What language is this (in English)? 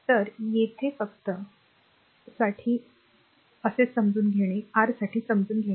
Marathi